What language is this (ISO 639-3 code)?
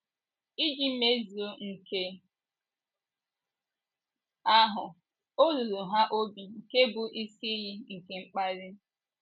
ibo